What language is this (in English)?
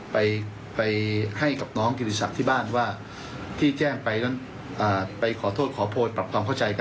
Thai